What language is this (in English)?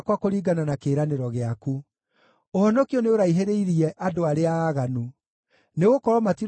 Kikuyu